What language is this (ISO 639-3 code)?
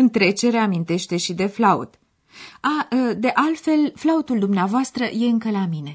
ron